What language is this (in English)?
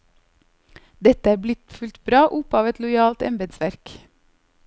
Norwegian